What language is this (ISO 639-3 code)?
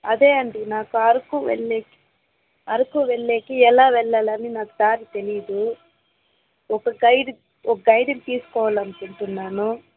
tel